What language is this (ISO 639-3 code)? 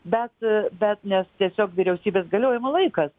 lit